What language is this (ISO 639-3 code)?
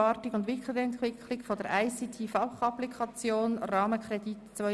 gsw